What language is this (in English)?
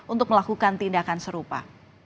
Indonesian